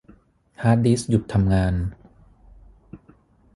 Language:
Thai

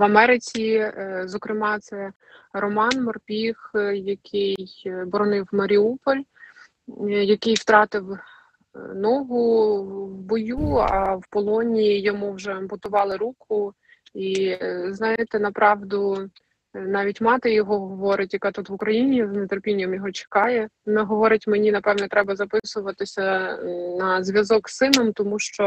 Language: Ukrainian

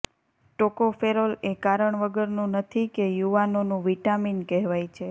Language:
Gujarati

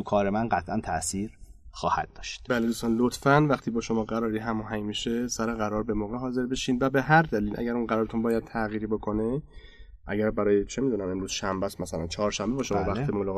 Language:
Persian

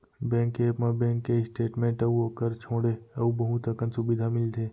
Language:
Chhattisgarhi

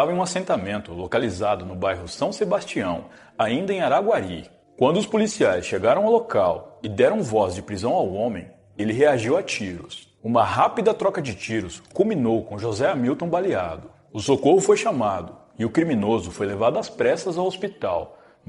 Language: Portuguese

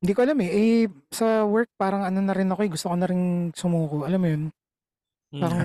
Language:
Filipino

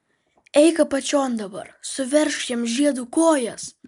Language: Lithuanian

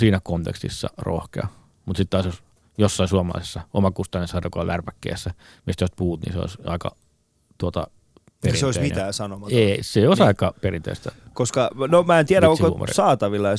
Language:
Finnish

